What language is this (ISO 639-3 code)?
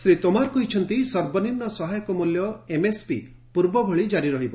ori